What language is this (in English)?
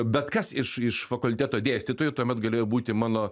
Lithuanian